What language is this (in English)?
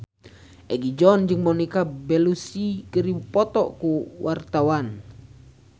Sundanese